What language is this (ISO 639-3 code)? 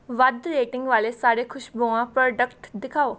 pan